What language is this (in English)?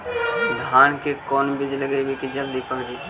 Magahi